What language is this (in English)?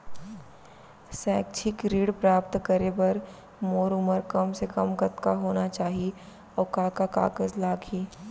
Chhattisgarhi